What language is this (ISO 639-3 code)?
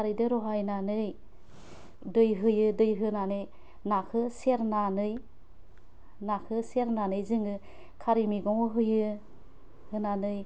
brx